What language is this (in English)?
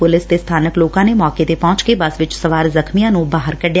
Punjabi